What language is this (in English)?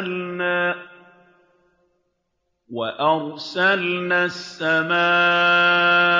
Arabic